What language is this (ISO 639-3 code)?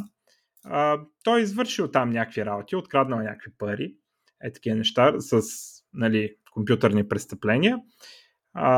bul